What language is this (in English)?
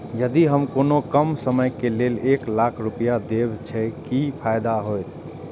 Maithili